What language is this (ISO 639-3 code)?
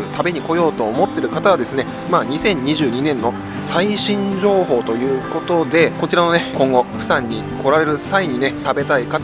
jpn